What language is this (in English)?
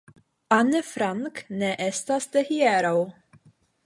Esperanto